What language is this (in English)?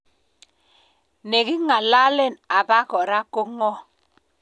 Kalenjin